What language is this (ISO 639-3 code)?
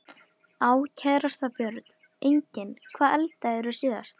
isl